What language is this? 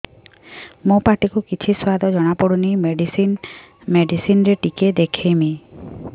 Odia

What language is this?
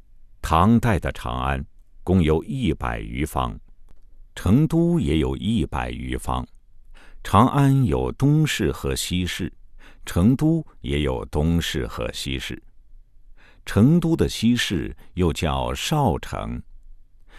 Chinese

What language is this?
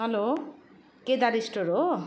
Nepali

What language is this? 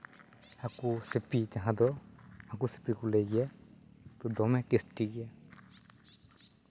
Santali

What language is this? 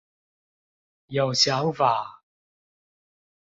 Chinese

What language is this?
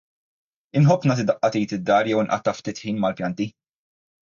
Maltese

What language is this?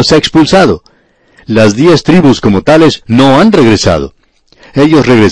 Spanish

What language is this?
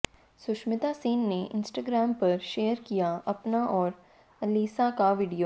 Hindi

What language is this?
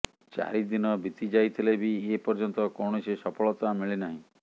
Odia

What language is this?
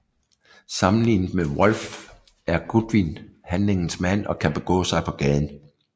Danish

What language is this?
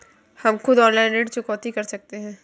Hindi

